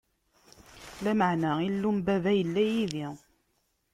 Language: Kabyle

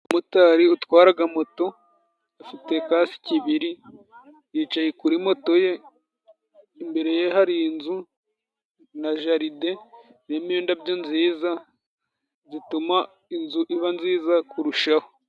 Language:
Kinyarwanda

